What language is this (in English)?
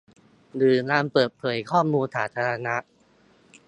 Thai